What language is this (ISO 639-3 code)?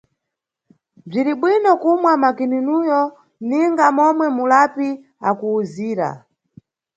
nyu